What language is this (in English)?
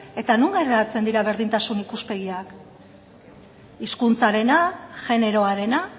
Basque